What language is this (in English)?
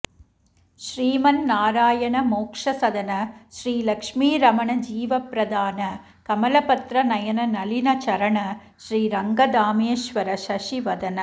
Sanskrit